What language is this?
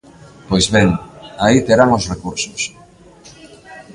Galician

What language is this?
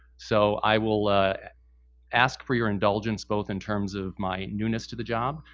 English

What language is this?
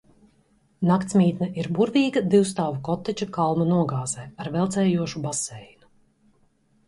Latvian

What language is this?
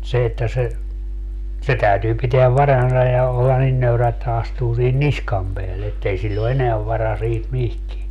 Finnish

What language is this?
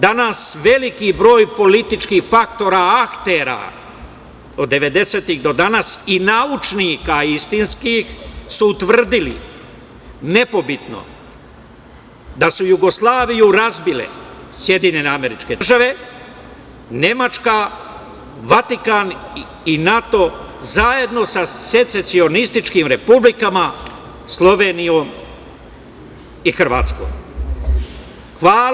Serbian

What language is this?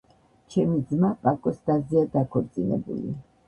Georgian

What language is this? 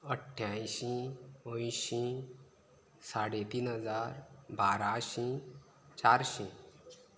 Konkani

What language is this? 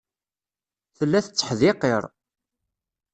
Kabyle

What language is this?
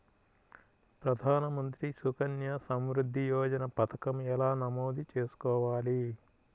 Telugu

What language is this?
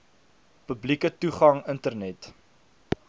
Afrikaans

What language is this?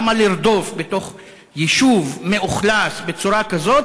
Hebrew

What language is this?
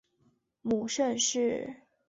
Chinese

